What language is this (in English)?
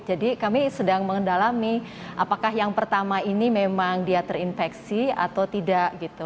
Indonesian